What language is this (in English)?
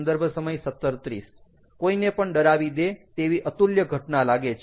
Gujarati